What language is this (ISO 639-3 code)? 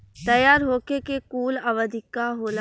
bho